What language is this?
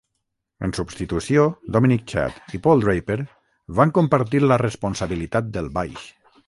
Catalan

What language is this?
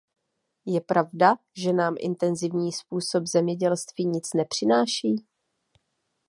Czech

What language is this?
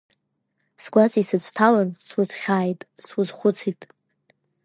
Abkhazian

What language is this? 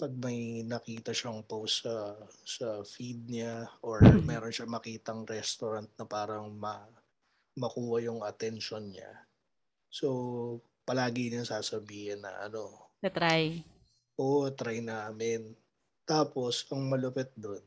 Filipino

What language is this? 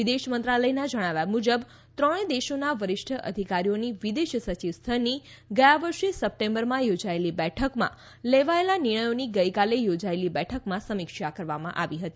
Gujarati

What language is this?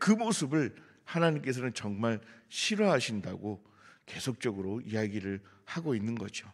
Korean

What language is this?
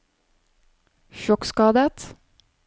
Norwegian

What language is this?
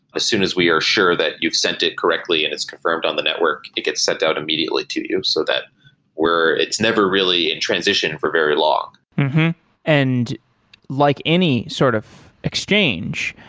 English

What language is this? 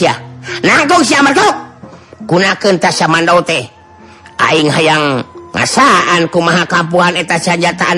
Indonesian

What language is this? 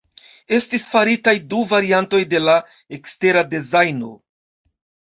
Esperanto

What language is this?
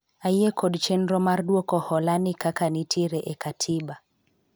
Luo (Kenya and Tanzania)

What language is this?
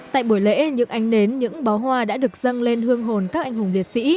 Vietnamese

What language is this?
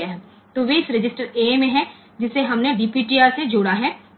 Gujarati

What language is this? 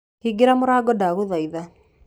Kikuyu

